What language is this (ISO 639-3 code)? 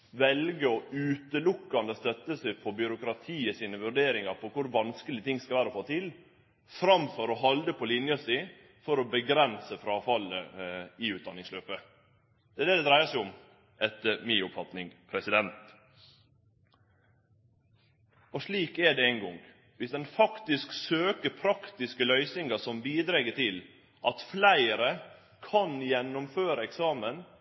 nno